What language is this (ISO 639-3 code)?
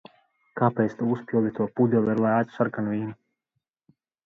lav